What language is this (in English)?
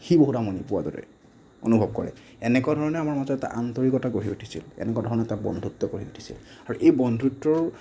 Assamese